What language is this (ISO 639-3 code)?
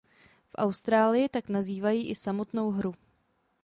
ces